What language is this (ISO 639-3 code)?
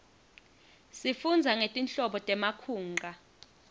ssw